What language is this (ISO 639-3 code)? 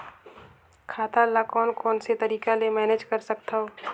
hne